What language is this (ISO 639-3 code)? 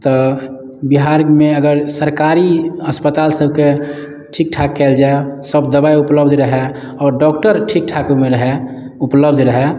mai